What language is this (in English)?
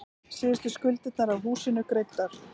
Icelandic